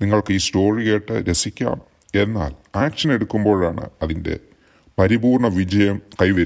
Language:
Hindi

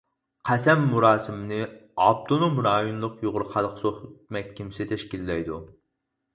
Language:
Uyghur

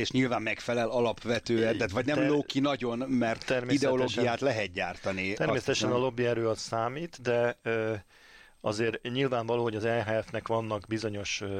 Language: Hungarian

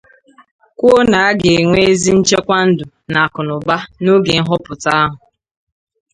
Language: Igbo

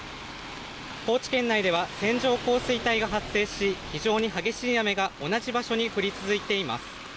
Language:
Japanese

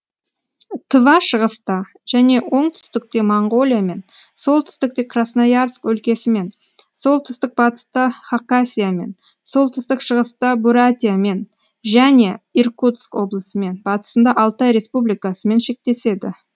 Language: Kazakh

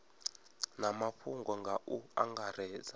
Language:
Venda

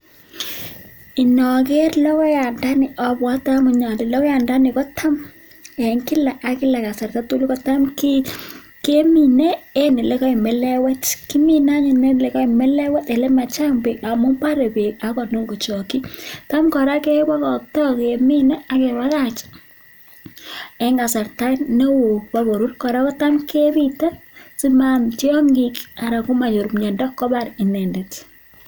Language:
Kalenjin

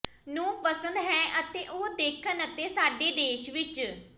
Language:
Punjabi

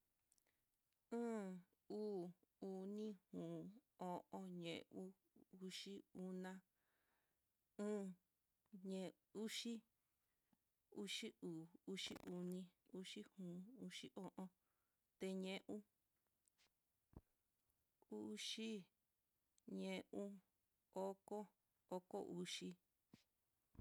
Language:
Mitlatongo Mixtec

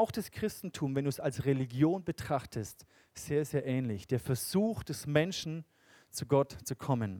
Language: German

